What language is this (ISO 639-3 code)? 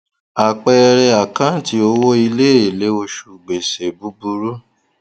yor